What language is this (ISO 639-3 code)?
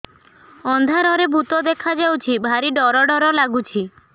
ori